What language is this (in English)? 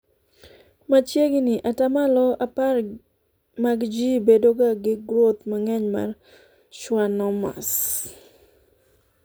Luo (Kenya and Tanzania)